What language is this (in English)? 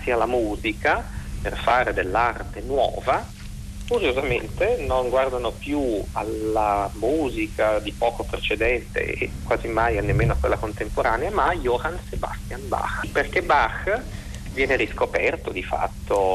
Italian